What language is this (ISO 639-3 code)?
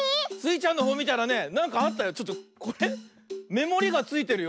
jpn